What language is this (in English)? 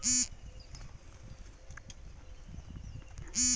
Bangla